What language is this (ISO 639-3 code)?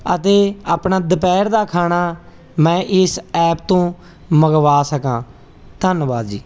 pan